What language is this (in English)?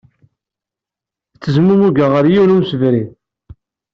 Kabyle